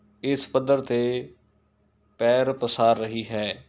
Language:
Punjabi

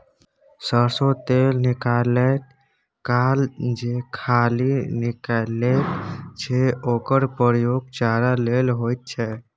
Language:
Maithili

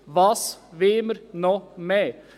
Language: Swiss German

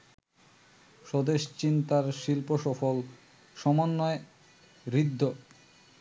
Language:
Bangla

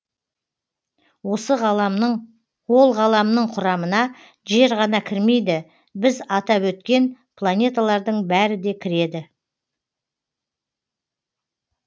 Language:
Kazakh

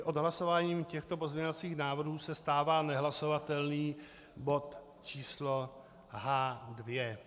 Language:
Czech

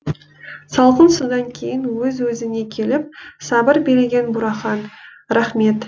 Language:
Kazakh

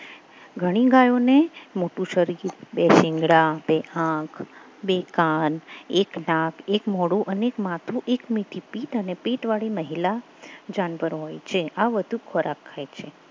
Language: Gujarati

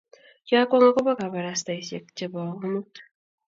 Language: Kalenjin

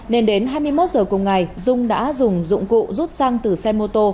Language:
Vietnamese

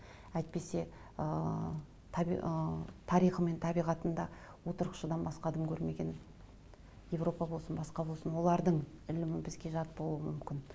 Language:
Kazakh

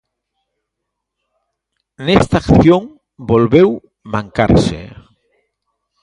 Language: Galician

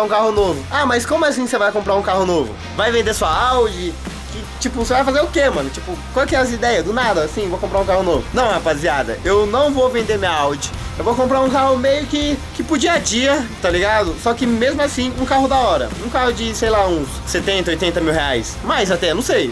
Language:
Portuguese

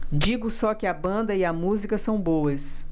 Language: Portuguese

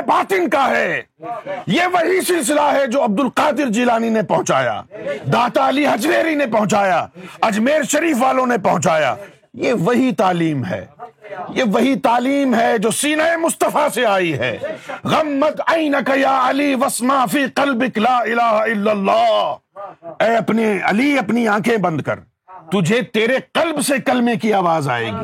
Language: Urdu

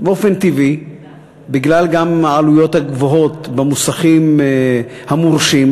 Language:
Hebrew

